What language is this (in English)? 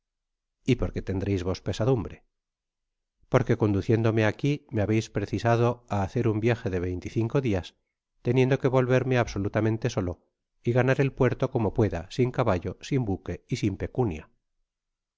Spanish